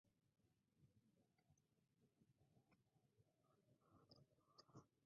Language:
Spanish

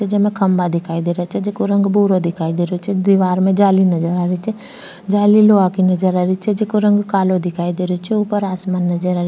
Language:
Rajasthani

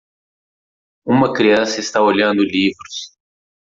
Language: Portuguese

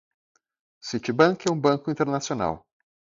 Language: Portuguese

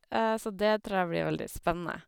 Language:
Norwegian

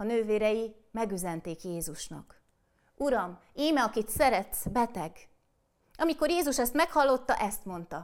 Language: Hungarian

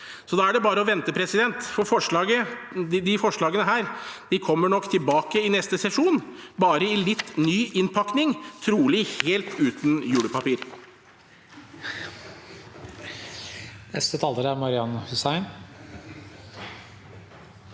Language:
Norwegian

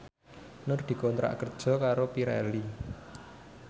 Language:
Javanese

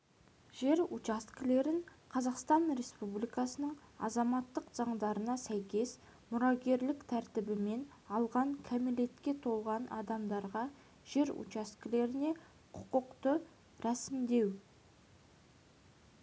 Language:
Kazakh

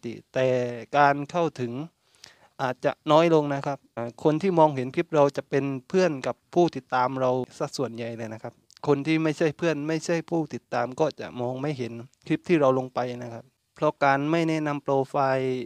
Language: Thai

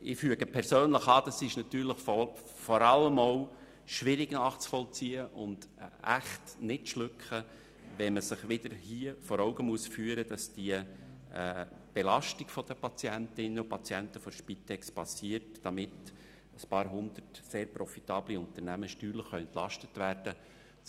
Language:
Swiss German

